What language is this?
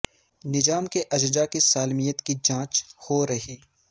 Urdu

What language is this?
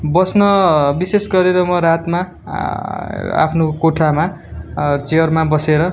Nepali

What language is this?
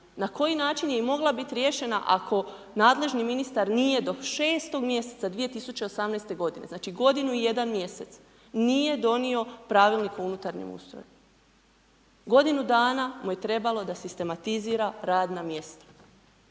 Croatian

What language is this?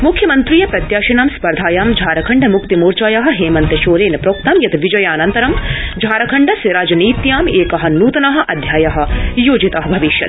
Sanskrit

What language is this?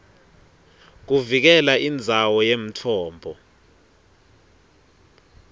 Swati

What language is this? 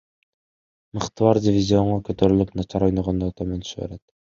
Kyrgyz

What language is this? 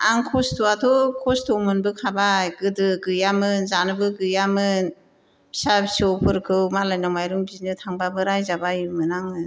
Bodo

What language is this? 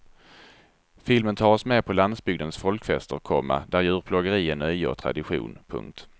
Swedish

